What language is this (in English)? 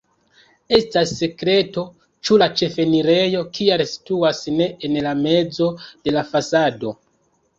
Esperanto